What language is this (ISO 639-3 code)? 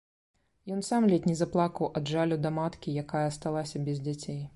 bel